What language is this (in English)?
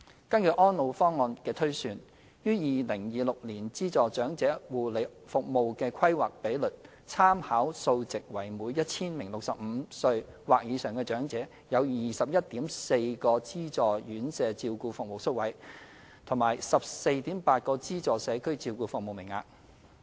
Cantonese